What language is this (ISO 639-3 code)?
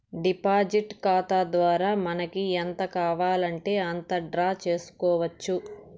tel